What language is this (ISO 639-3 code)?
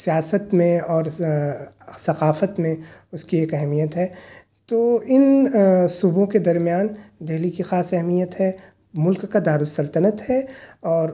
urd